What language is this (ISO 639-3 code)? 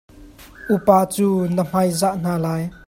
cnh